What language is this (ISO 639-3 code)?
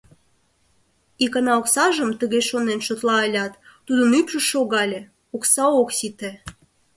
chm